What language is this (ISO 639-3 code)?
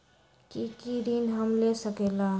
mag